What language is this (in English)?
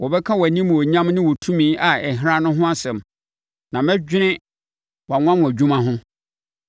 Akan